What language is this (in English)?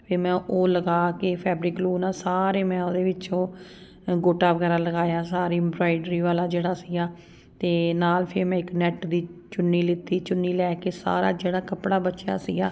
Punjabi